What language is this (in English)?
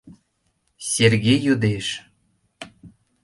Mari